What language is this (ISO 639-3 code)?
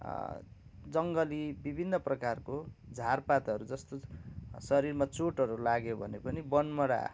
nep